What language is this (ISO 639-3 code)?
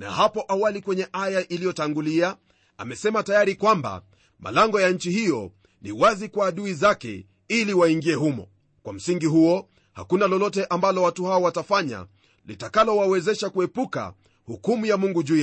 swa